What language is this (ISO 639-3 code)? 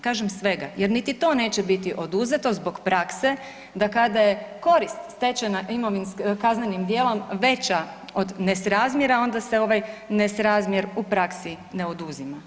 hrv